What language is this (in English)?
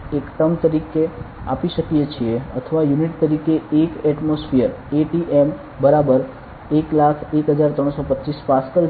Gujarati